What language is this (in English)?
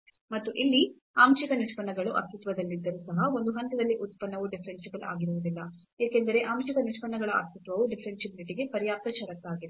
Kannada